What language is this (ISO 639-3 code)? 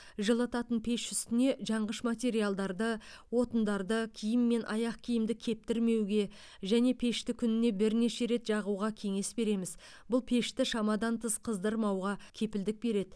kaz